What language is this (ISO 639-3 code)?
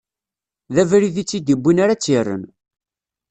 kab